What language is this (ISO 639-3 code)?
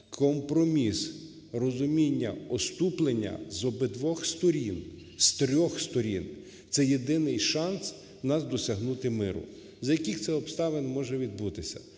ukr